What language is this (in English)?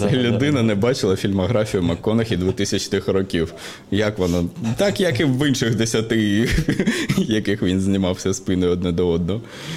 Ukrainian